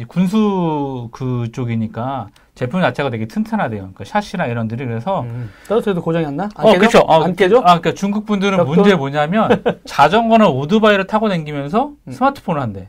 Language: Korean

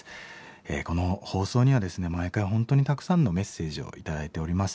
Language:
Japanese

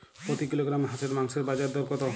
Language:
Bangla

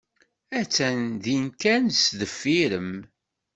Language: Kabyle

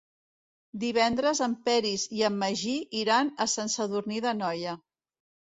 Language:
Catalan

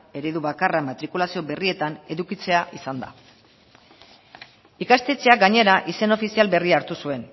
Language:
Basque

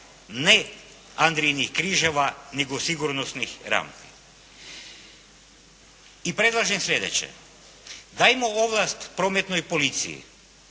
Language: Croatian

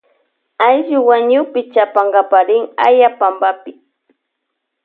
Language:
Loja Highland Quichua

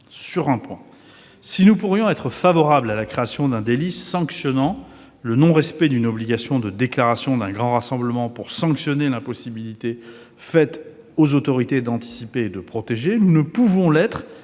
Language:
French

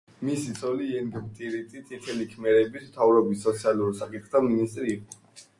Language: Georgian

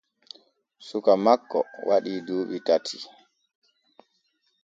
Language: Borgu Fulfulde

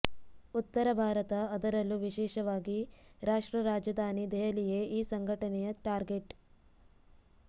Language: Kannada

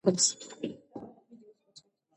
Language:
Georgian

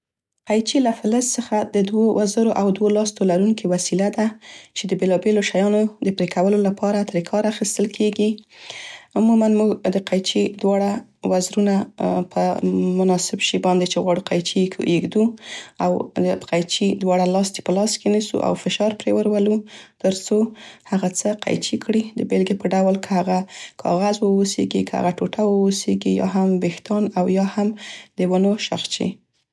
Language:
Central Pashto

